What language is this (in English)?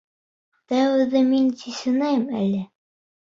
Bashkir